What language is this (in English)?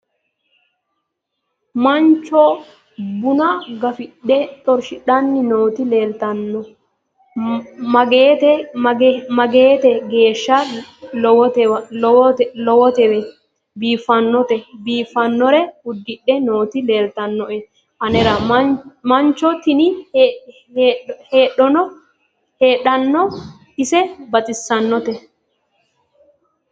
Sidamo